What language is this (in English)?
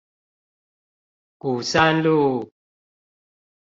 Chinese